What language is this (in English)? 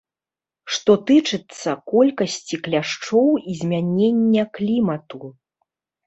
Belarusian